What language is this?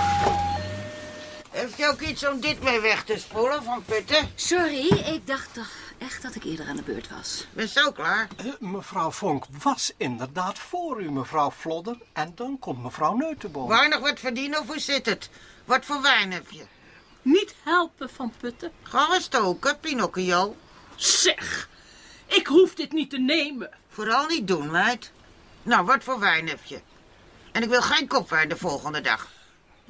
Dutch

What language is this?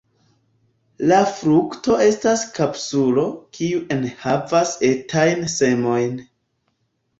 Esperanto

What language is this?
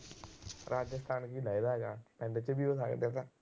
Punjabi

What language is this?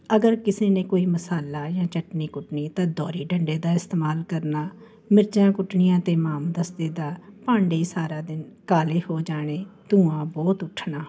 Punjabi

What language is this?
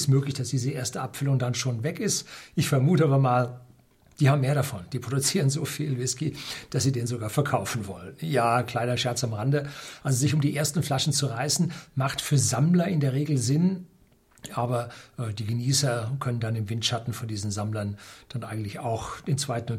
German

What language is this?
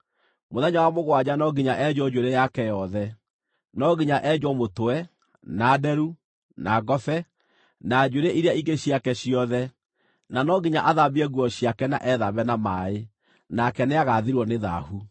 Kikuyu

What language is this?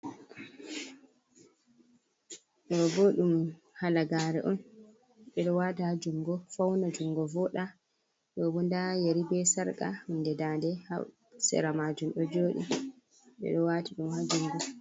Fula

